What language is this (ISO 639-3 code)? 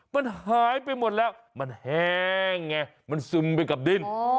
tha